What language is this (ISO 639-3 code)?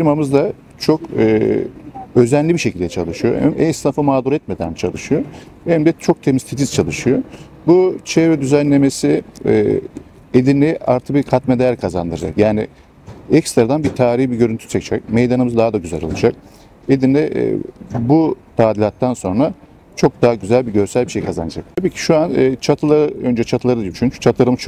tur